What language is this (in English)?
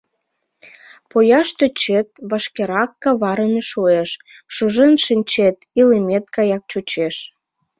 Mari